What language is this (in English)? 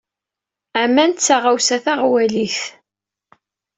Kabyle